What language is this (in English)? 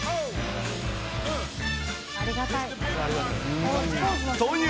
Japanese